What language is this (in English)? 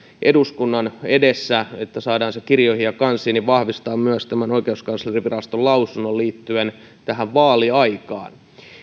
Finnish